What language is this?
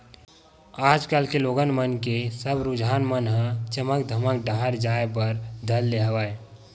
Chhattisgarhi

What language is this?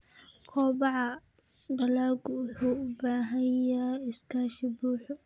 Somali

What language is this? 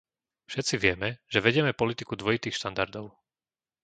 Slovak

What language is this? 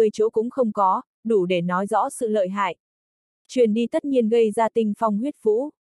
Vietnamese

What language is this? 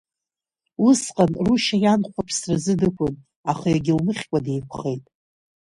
Abkhazian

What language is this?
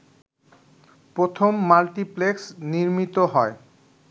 Bangla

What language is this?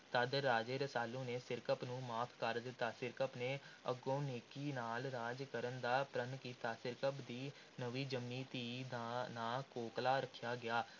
Punjabi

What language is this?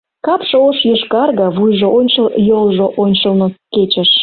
Mari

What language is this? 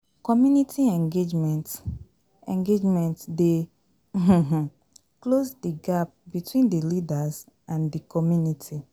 Nigerian Pidgin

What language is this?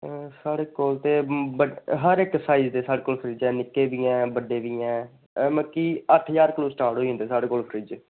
Dogri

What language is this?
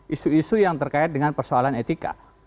Indonesian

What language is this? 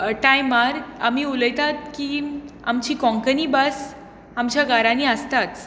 Konkani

